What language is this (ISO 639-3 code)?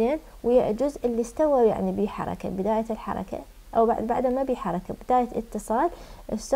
ara